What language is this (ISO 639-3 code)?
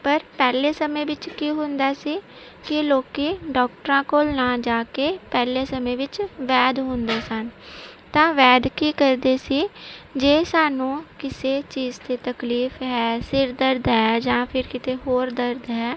pan